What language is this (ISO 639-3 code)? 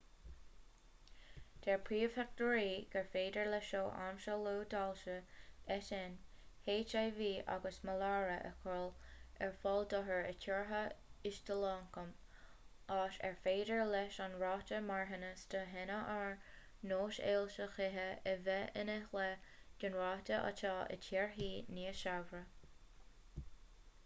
gle